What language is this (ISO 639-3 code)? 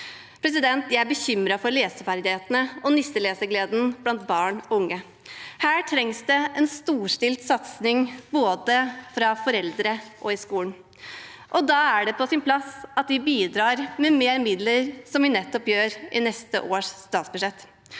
nor